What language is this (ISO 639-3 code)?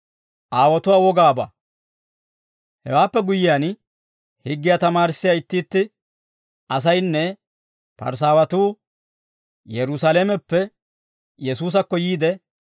dwr